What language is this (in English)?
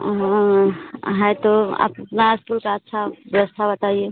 Hindi